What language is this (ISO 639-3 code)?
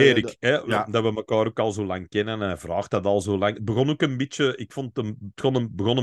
nld